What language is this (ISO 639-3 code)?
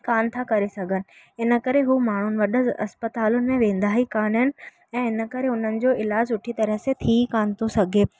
snd